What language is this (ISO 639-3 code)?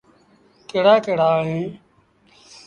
sbn